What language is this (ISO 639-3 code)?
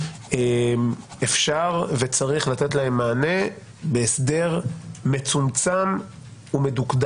heb